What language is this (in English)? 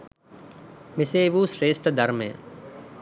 Sinhala